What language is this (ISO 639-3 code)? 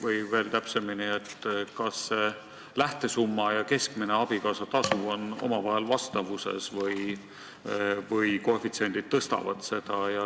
est